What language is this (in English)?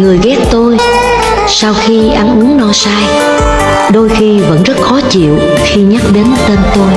Vietnamese